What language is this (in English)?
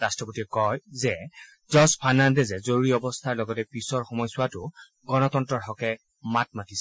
Assamese